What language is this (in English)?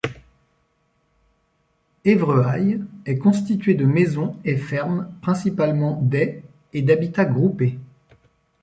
French